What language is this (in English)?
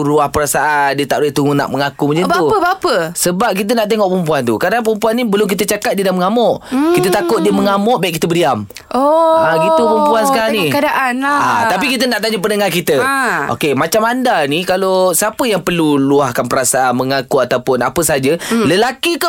Malay